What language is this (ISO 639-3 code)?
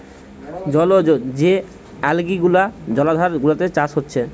ben